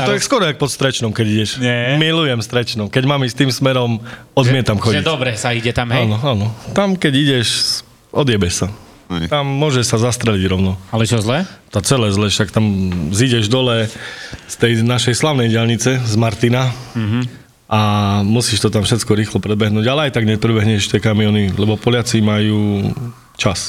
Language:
Slovak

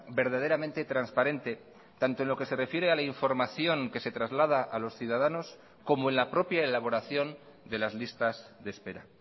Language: Spanish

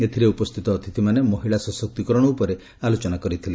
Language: Odia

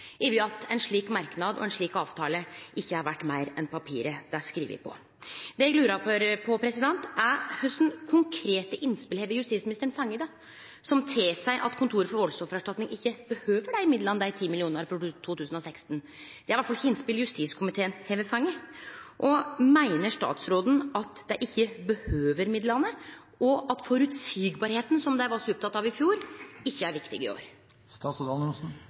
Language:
Norwegian Nynorsk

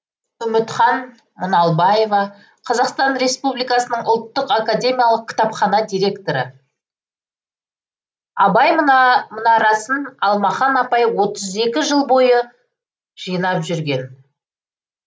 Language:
Kazakh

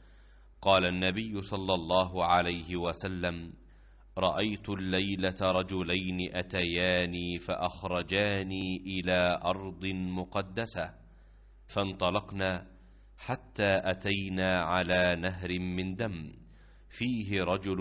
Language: Arabic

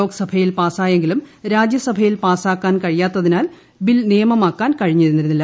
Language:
Malayalam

